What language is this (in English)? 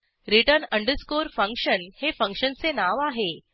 Marathi